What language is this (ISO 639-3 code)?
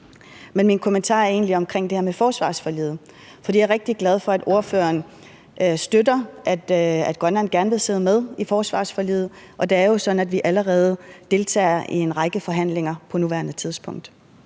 dan